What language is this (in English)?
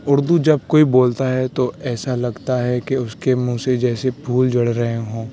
Urdu